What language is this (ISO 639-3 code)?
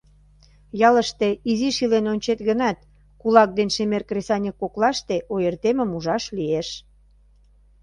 chm